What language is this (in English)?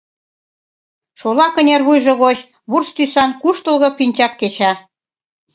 Mari